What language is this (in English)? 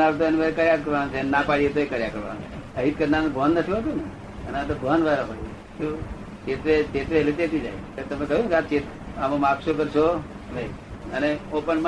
Gujarati